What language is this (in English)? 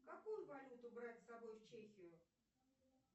Russian